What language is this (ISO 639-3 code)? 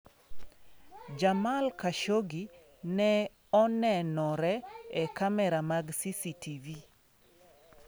luo